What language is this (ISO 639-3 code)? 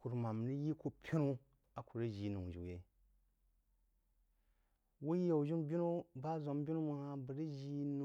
juo